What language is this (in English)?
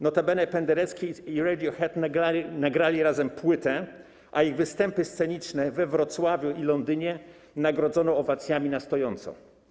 Polish